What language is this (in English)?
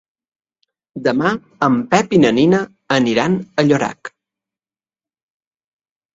Catalan